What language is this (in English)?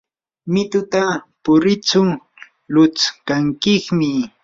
Yanahuanca Pasco Quechua